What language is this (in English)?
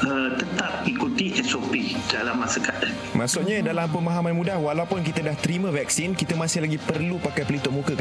Malay